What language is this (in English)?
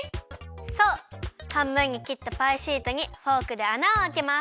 Japanese